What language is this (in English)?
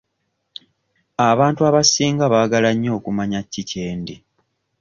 Ganda